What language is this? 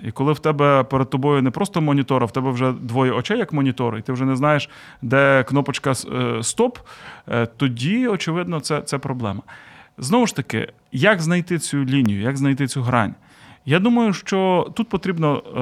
Ukrainian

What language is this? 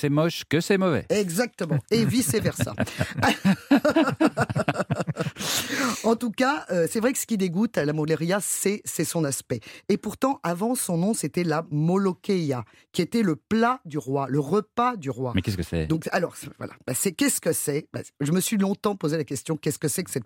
French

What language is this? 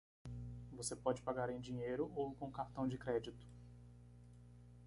Portuguese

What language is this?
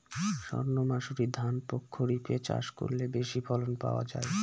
Bangla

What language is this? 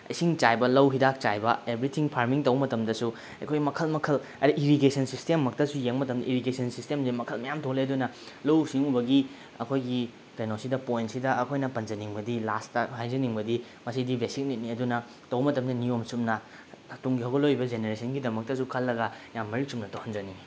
Manipuri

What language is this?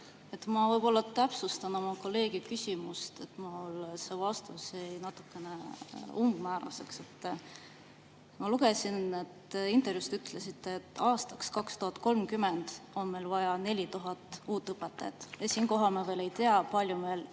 Estonian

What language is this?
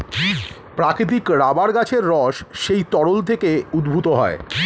Bangla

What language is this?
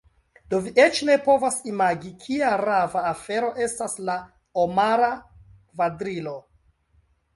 Esperanto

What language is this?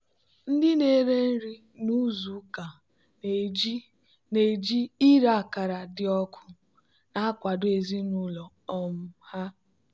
Igbo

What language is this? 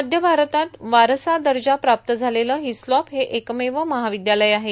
Marathi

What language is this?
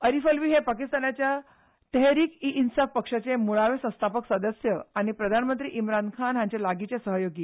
Konkani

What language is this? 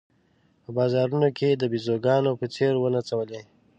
Pashto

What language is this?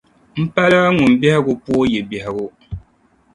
Dagbani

